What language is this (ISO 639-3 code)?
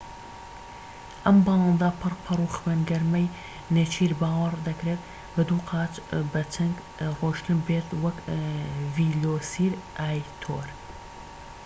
ckb